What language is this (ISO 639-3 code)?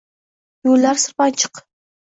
uzb